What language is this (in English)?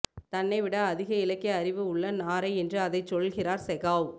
Tamil